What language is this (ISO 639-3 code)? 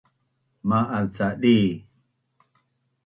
bnn